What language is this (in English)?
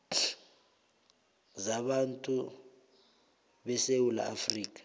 South Ndebele